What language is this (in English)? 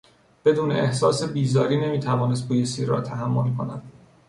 Persian